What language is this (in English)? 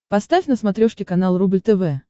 Russian